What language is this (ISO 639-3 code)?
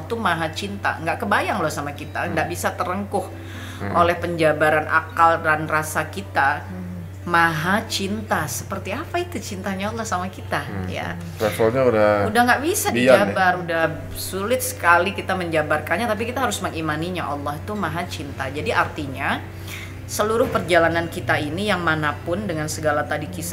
ind